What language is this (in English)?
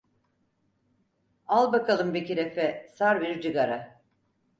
Turkish